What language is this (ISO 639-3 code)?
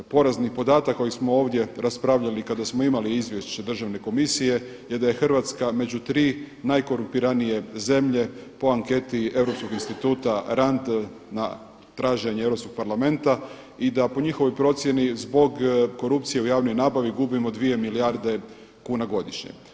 hrv